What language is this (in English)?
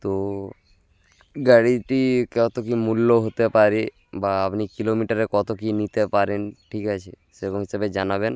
Bangla